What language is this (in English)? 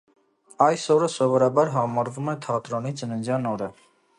Armenian